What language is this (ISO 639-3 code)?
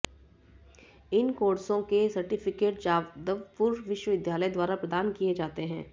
hin